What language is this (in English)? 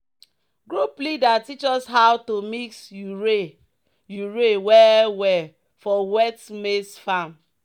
Nigerian Pidgin